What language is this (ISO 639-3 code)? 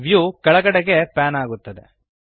kan